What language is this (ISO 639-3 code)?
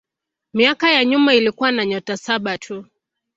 swa